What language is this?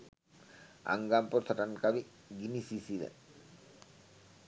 Sinhala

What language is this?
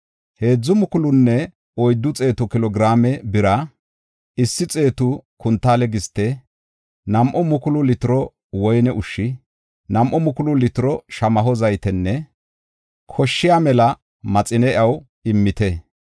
Gofa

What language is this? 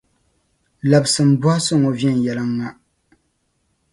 Dagbani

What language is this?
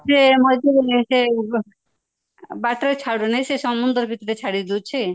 Odia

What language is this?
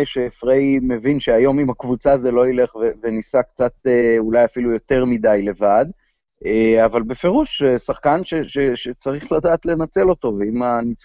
Hebrew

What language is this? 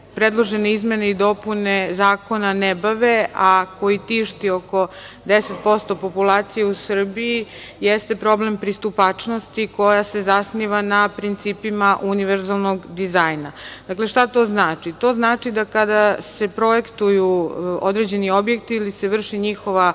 Serbian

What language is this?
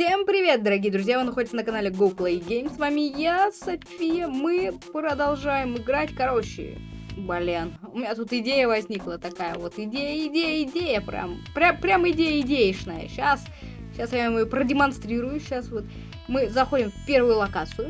Russian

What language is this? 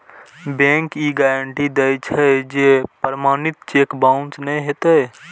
Maithili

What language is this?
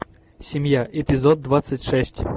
Russian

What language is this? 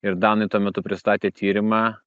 Lithuanian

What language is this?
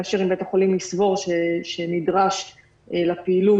Hebrew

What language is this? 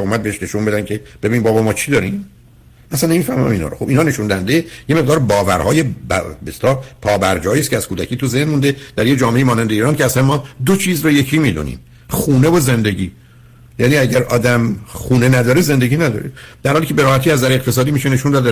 Persian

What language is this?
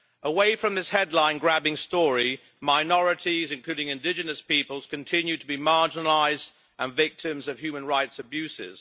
English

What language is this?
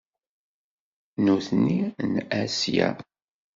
Kabyle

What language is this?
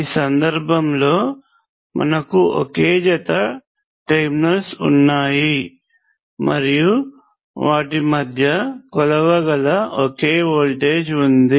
Telugu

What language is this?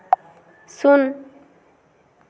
Santali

